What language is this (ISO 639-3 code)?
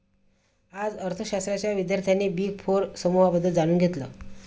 mar